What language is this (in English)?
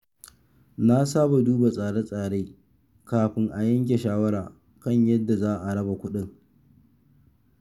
Hausa